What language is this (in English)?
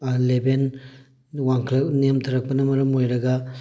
Manipuri